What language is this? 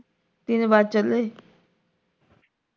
Punjabi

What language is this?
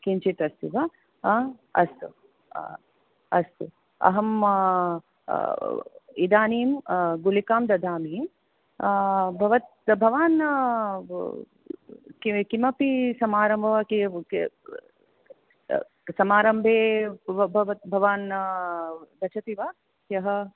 Sanskrit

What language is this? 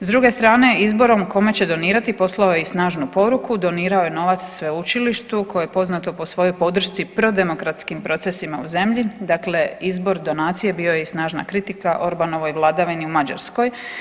Croatian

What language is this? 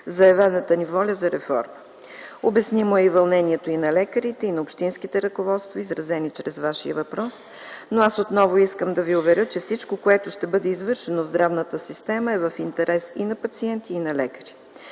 Bulgarian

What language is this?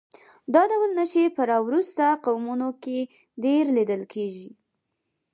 Pashto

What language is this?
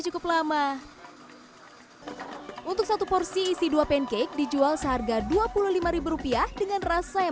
Indonesian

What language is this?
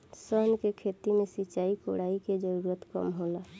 Bhojpuri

